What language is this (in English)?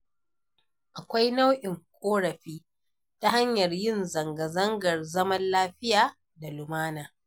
Hausa